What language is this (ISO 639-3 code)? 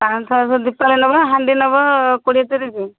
ori